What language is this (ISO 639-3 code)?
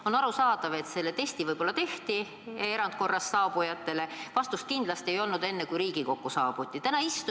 est